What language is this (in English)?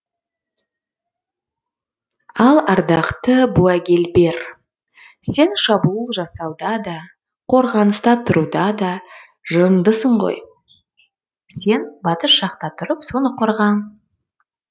Kazakh